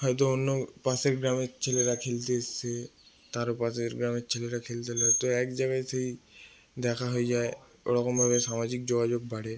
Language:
Bangla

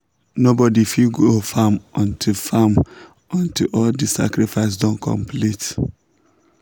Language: Nigerian Pidgin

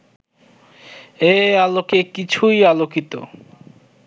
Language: Bangla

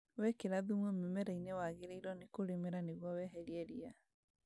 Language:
Kikuyu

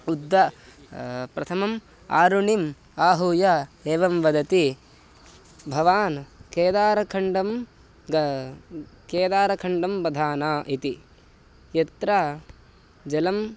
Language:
Sanskrit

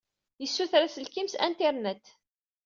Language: Kabyle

